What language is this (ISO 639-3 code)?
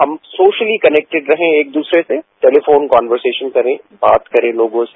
hin